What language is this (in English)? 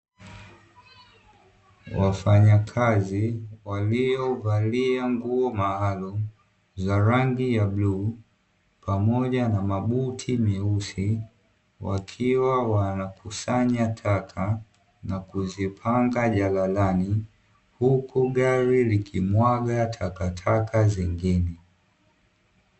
Swahili